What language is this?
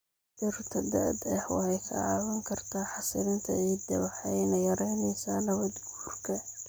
Somali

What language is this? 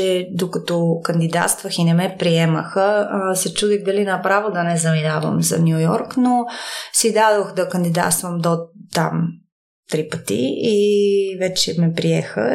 Bulgarian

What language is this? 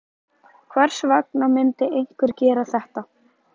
Icelandic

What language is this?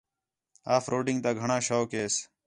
Khetrani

